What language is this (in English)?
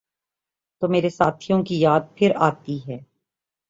Urdu